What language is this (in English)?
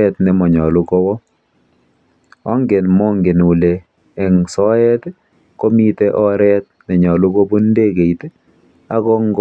Kalenjin